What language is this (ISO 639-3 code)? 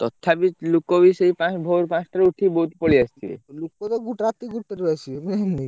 ori